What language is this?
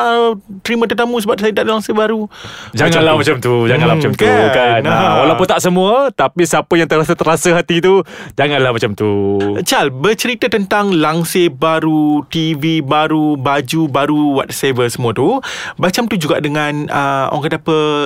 Malay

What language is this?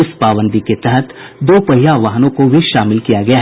Hindi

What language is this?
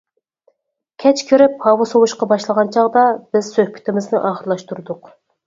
Uyghur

